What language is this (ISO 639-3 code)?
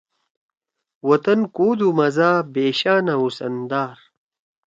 trw